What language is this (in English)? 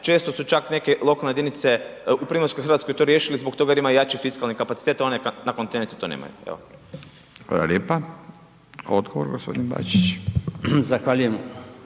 Croatian